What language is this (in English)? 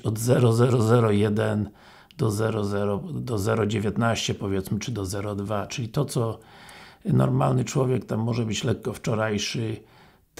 Polish